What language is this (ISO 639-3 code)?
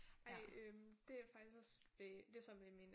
dan